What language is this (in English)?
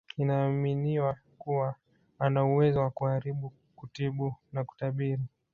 Swahili